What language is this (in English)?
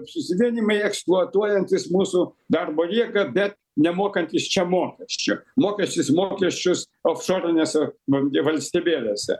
Lithuanian